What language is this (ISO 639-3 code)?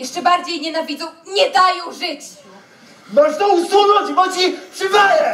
pol